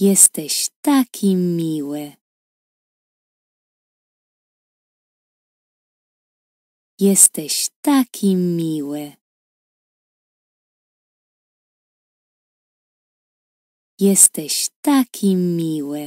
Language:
Polish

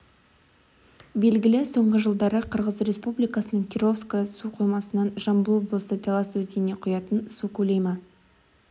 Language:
Kazakh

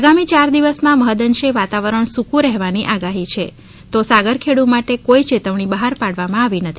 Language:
Gujarati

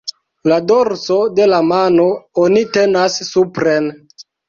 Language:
Esperanto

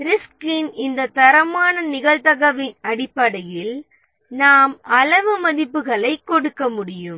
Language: Tamil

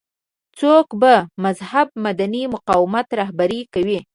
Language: Pashto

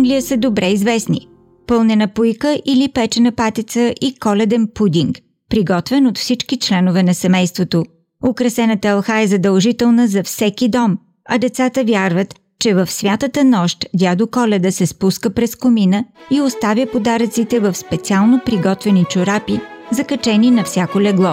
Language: Bulgarian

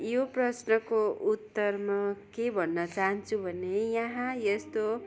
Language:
Nepali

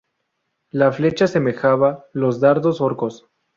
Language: Spanish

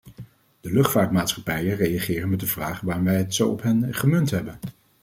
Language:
Dutch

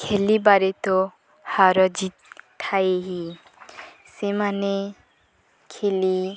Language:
Odia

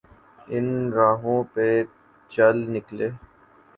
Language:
Urdu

